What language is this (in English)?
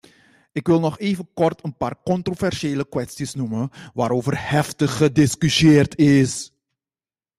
Dutch